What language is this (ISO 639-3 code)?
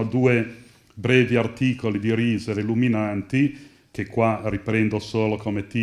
ita